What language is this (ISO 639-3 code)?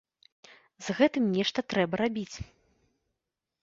bel